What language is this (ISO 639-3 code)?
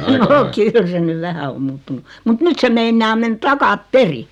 fin